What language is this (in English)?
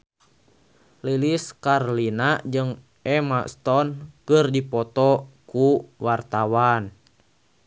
Sundanese